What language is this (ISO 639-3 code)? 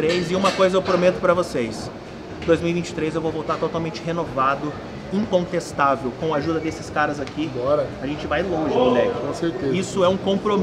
por